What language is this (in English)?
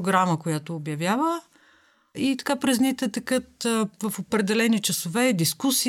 Bulgarian